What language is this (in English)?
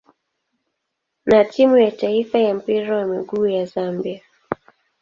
Swahili